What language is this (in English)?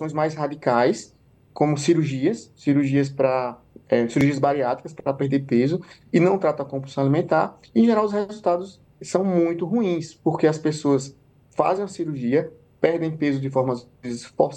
Portuguese